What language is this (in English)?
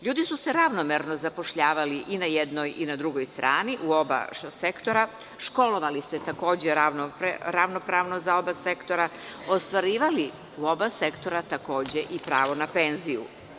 Serbian